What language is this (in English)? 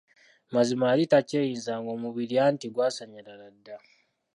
Ganda